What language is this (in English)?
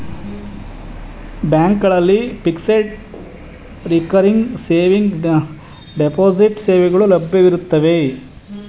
Kannada